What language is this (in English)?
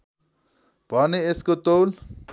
Nepali